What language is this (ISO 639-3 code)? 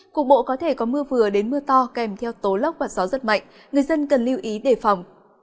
vie